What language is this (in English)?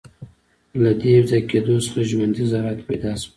Pashto